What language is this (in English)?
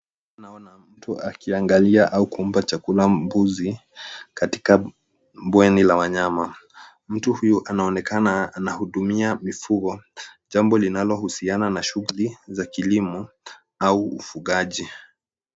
Swahili